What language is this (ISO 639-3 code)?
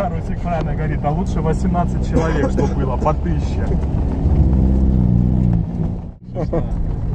rus